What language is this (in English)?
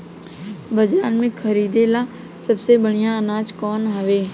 Bhojpuri